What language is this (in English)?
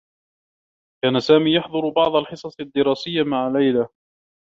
Arabic